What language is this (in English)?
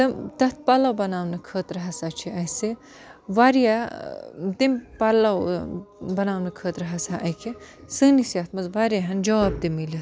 Kashmiri